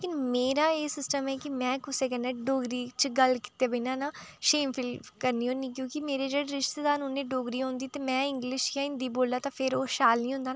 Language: Dogri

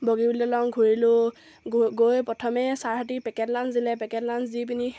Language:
Assamese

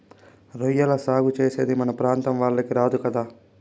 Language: Telugu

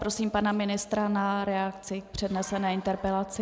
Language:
Czech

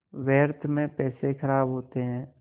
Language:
Hindi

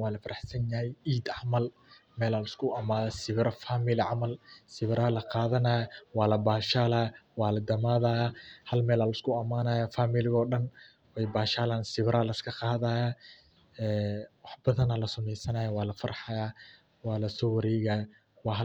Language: Somali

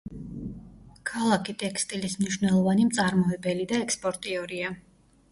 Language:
Georgian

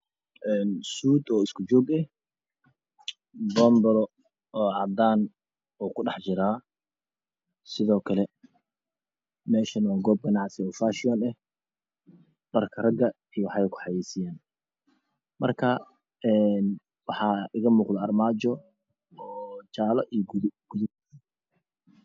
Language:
Somali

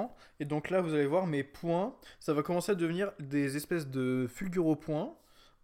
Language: French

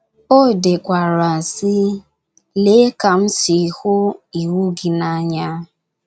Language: Igbo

